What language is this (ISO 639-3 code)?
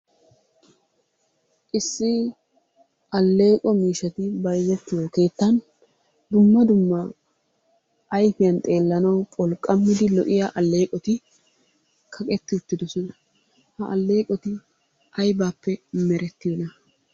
wal